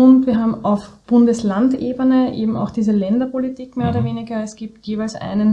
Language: German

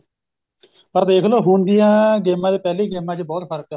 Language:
Punjabi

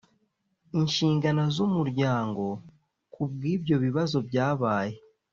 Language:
Kinyarwanda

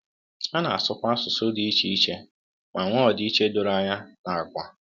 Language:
Igbo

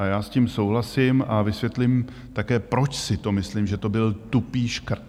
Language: Czech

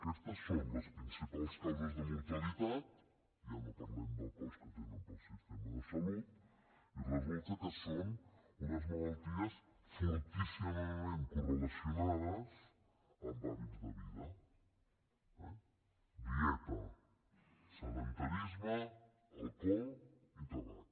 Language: Catalan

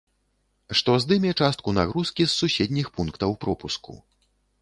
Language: Belarusian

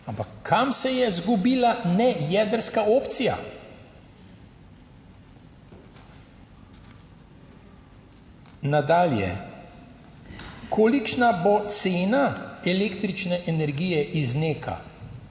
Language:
Slovenian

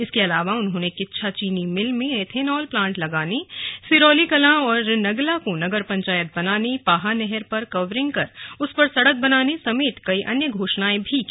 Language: Hindi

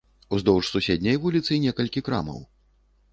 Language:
Belarusian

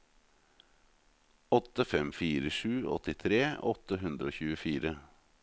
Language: Norwegian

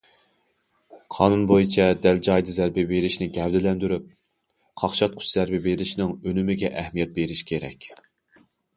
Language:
Uyghur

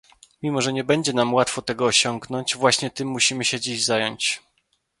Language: Polish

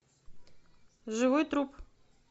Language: Russian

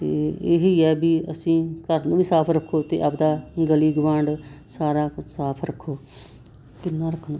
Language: Punjabi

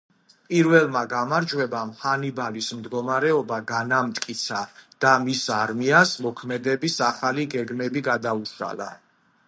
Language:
Georgian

